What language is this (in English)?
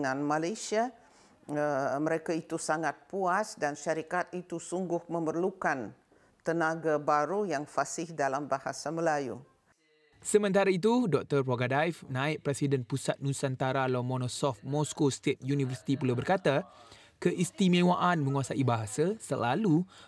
Malay